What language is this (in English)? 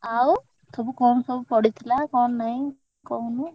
Odia